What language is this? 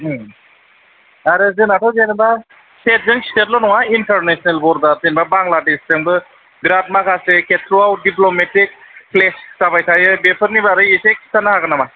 Bodo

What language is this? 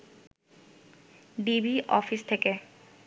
Bangla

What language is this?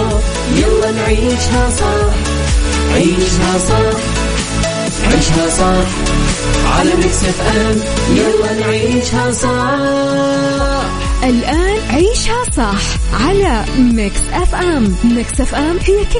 Arabic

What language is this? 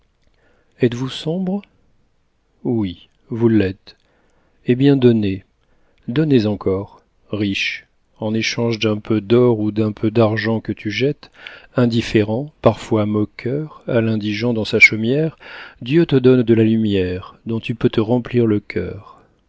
French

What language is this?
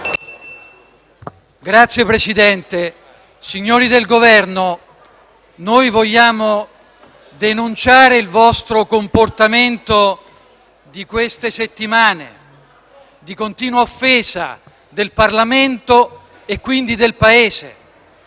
Italian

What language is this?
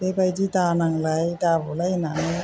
Bodo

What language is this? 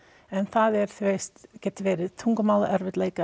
Icelandic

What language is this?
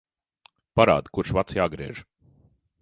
Latvian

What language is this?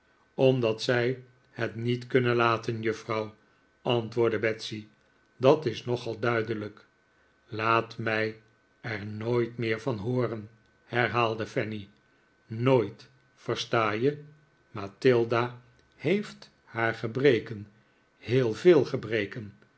Dutch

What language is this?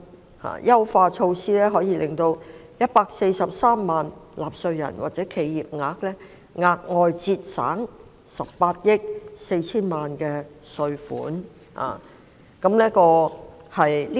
Cantonese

